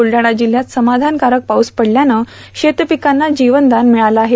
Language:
Marathi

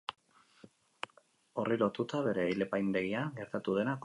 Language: Basque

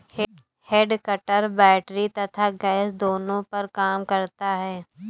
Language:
Hindi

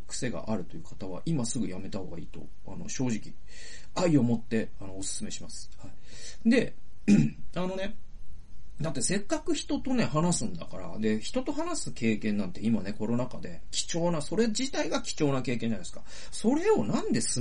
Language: Japanese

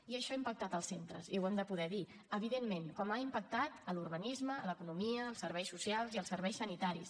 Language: Catalan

